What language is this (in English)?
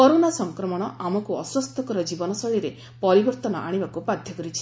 Odia